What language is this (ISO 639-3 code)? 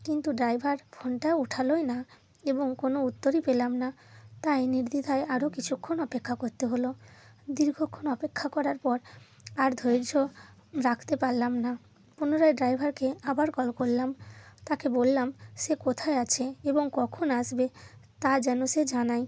ben